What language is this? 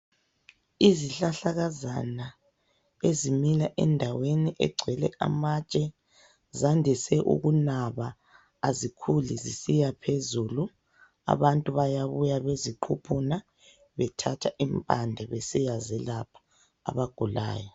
North Ndebele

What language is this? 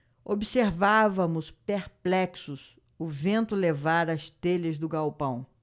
Portuguese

